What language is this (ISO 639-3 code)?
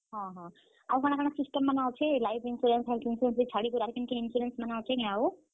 ori